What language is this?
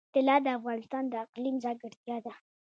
Pashto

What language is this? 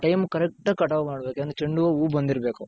Kannada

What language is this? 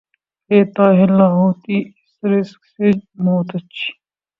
Urdu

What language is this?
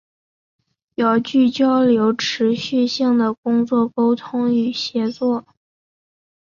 Chinese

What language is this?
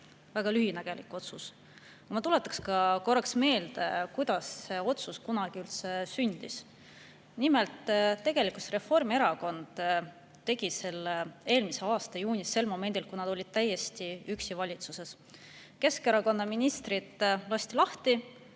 Estonian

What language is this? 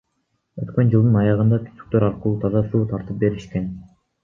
Kyrgyz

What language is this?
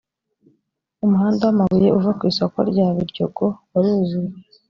Kinyarwanda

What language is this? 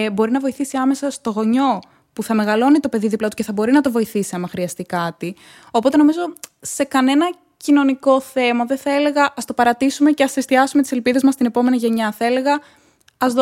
Greek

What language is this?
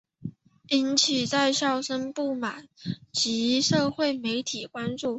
Chinese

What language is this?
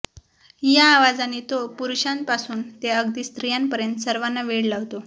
Marathi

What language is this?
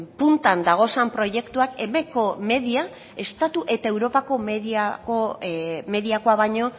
Basque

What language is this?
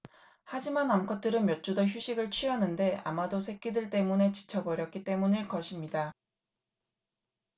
Korean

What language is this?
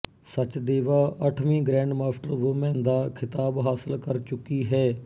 Punjabi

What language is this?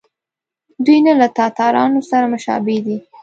Pashto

